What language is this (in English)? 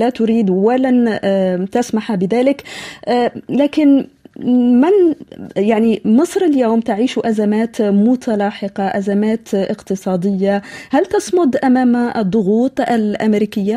Arabic